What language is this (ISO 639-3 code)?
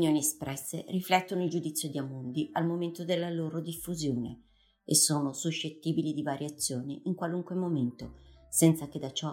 ita